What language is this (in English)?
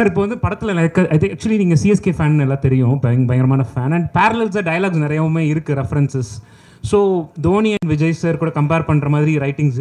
Korean